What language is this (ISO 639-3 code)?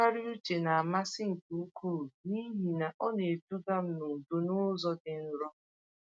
ibo